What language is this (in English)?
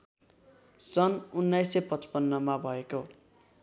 Nepali